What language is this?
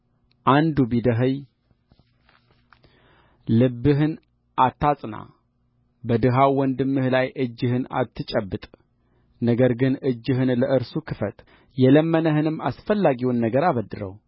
Amharic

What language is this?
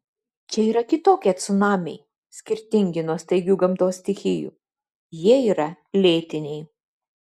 Lithuanian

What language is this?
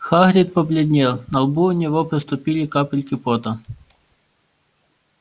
Russian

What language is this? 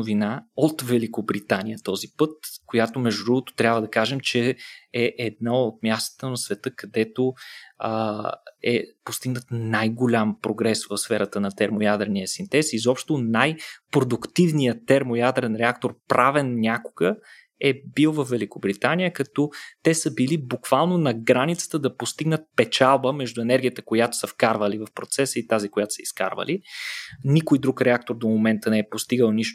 Bulgarian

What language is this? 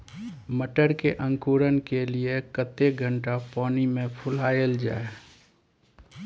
Maithili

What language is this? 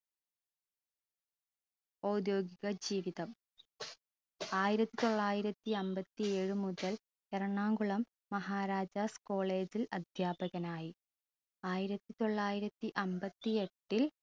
Malayalam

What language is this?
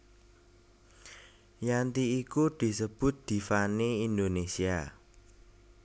Javanese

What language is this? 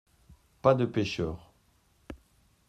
French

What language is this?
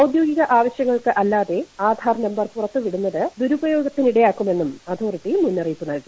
Malayalam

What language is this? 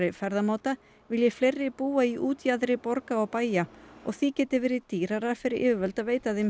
Icelandic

